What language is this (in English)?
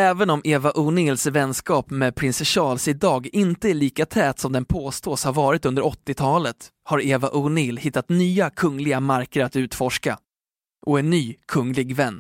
Swedish